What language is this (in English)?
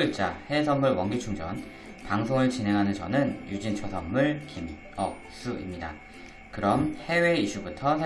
Korean